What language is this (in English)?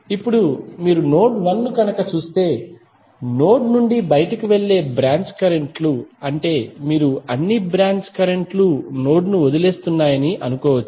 Telugu